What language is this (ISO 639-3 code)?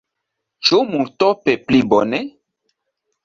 epo